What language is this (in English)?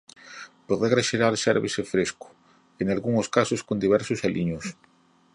Galician